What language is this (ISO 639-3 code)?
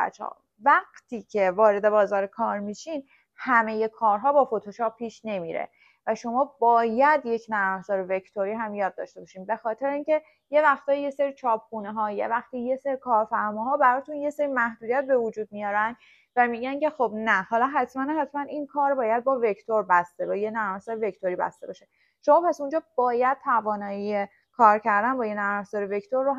fas